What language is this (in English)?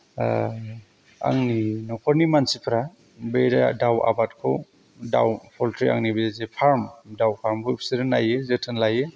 Bodo